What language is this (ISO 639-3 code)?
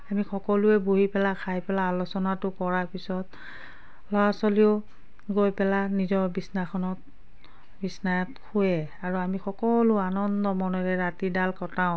asm